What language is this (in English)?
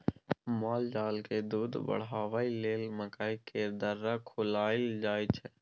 Maithili